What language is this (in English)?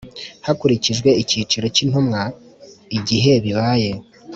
Kinyarwanda